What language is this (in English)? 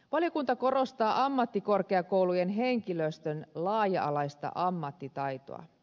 Finnish